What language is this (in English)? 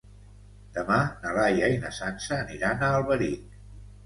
Catalan